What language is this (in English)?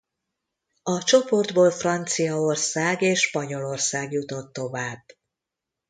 Hungarian